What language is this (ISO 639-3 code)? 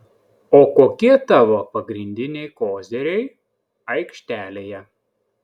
lit